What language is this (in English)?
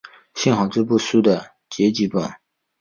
Chinese